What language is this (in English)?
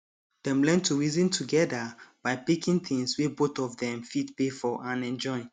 Nigerian Pidgin